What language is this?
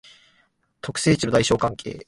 Japanese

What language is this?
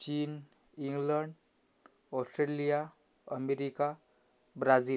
Marathi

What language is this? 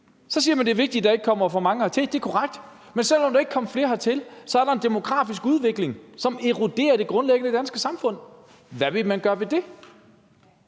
Danish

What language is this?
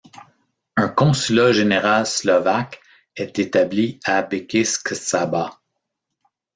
French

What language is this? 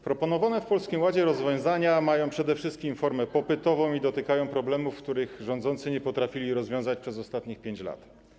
Polish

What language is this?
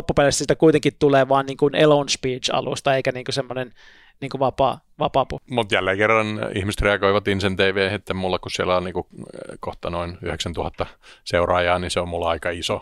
Finnish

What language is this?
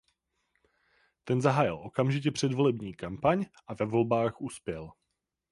Czech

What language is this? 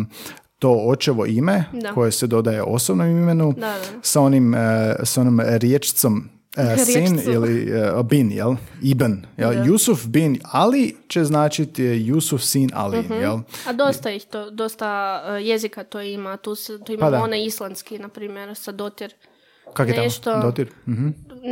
Croatian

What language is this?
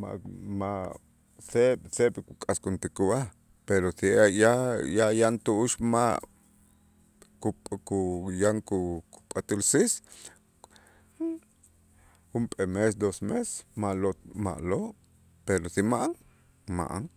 Itzá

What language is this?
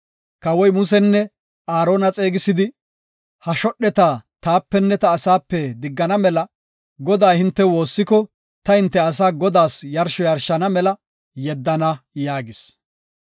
Gofa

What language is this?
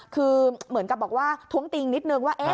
Thai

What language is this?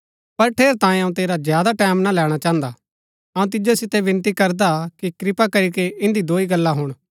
Gaddi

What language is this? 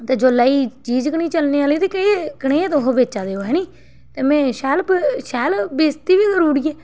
Dogri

